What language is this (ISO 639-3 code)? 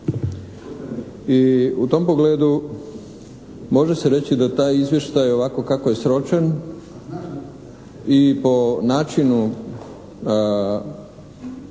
hrv